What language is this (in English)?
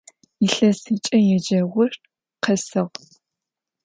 Adyghe